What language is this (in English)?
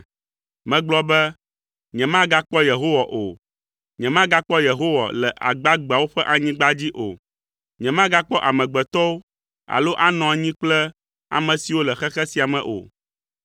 Ewe